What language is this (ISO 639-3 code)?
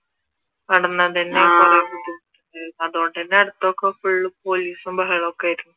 mal